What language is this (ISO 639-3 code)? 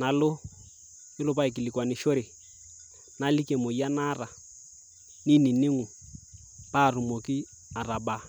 mas